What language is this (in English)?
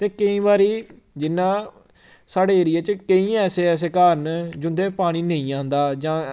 Dogri